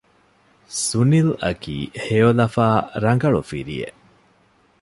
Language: Divehi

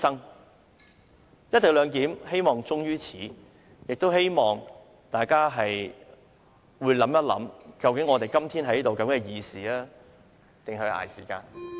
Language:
Cantonese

